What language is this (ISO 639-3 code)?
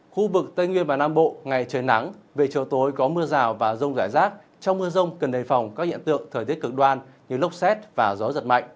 vie